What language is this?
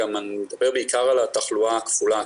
Hebrew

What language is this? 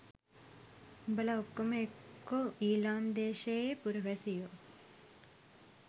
Sinhala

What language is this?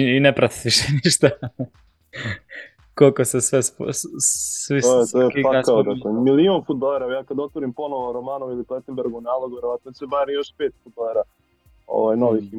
Croatian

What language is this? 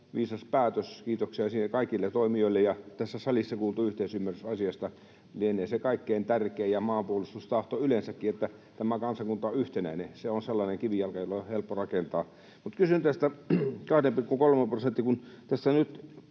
Finnish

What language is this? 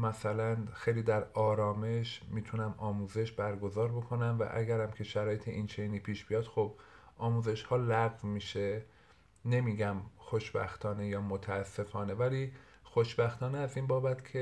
Persian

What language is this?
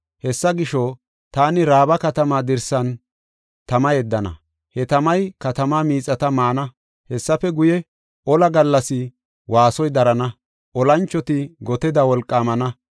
Gofa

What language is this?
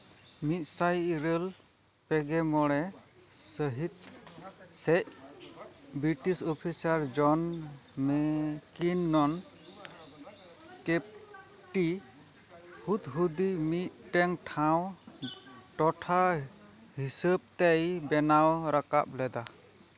Santali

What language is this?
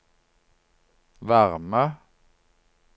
Norwegian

